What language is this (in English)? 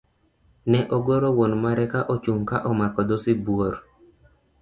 Luo (Kenya and Tanzania)